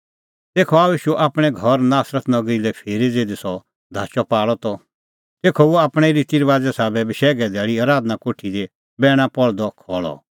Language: Kullu Pahari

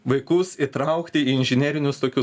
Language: Lithuanian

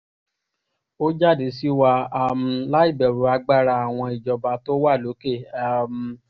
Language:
Yoruba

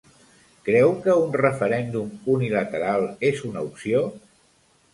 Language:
Catalan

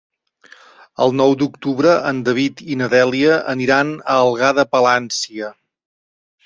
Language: Catalan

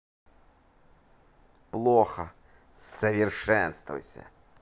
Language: Russian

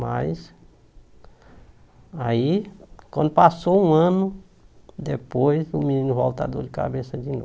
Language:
Portuguese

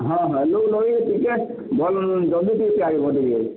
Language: Odia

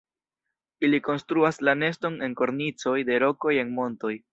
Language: Esperanto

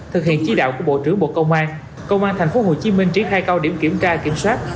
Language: Vietnamese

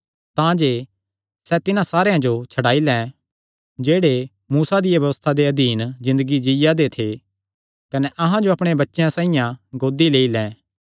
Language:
Kangri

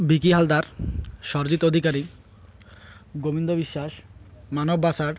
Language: Odia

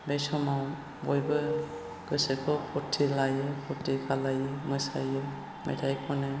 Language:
Bodo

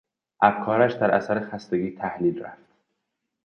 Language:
Persian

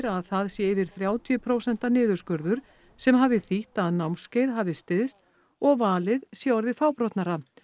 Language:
Icelandic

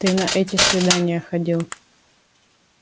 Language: Russian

